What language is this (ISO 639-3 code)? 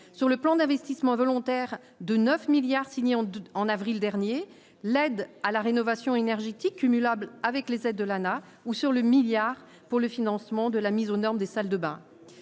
fra